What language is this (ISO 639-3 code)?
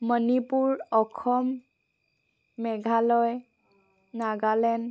asm